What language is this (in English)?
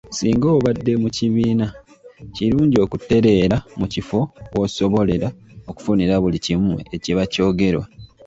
Ganda